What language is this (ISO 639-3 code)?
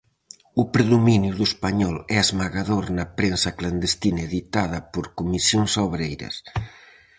glg